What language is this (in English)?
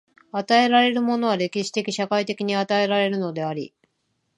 Japanese